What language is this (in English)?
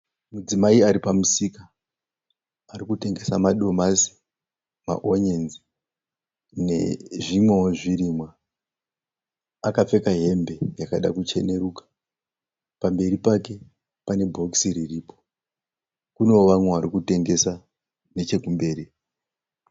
Shona